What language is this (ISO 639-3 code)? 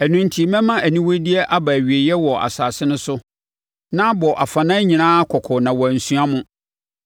aka